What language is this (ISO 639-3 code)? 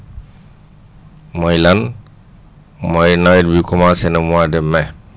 wol